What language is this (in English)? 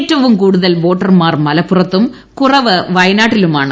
Malayalam